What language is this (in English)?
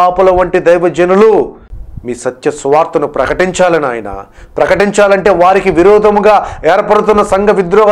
English